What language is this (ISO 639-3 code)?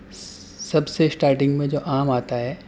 urd